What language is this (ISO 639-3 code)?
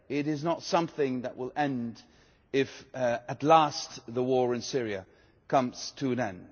eng